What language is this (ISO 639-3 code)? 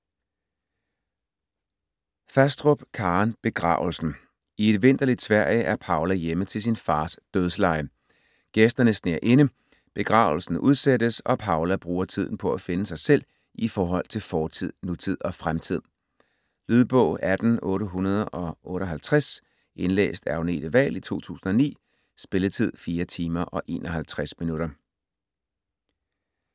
dan